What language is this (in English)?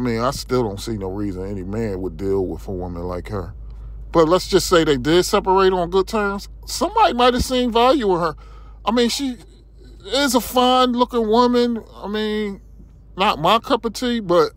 English